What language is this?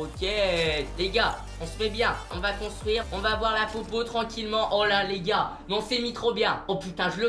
French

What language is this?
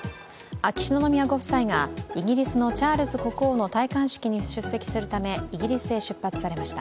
Japanese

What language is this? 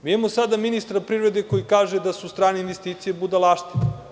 Serbian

